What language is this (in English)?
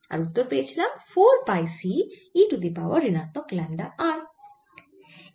Bangla